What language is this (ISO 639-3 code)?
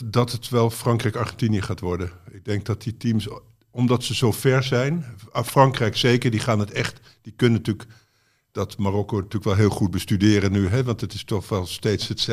nld